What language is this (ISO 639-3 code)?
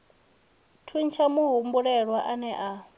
ven